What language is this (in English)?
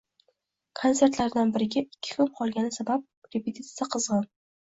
Uzbek